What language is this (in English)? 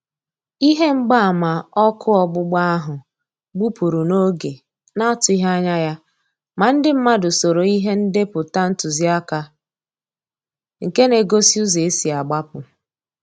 Igbo